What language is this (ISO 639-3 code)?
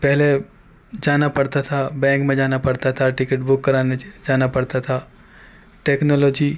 urd